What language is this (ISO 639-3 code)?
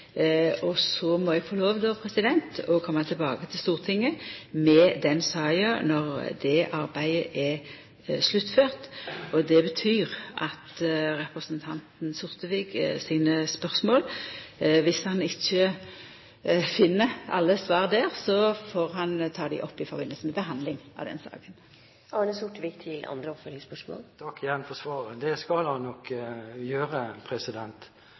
nor